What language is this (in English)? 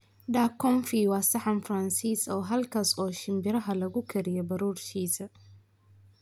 Somali